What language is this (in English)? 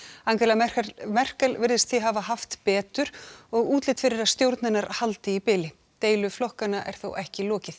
Icelandic